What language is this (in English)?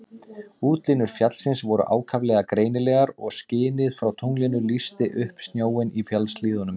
Icelandic